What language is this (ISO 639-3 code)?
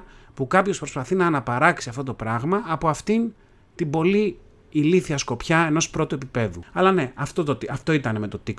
ell